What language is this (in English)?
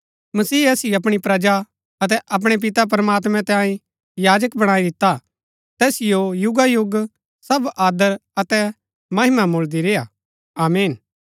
Gaddi